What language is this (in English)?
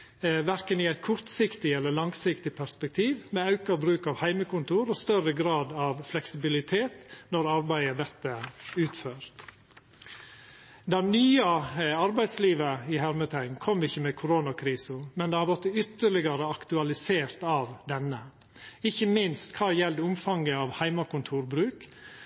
Norwegian Nynorsk